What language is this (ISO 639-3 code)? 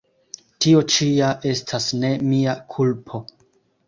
epo